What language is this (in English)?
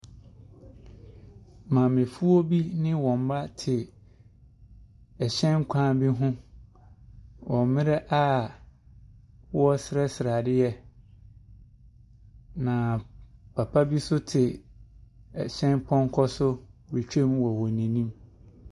Akan